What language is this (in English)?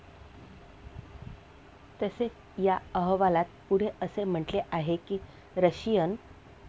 Marathi